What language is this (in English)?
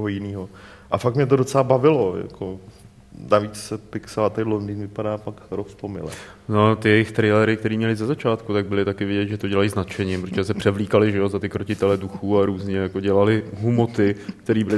Czech